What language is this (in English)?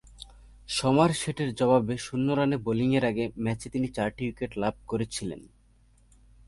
Bangla